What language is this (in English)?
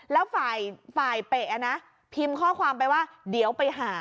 Thai